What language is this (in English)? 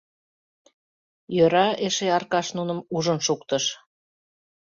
Mari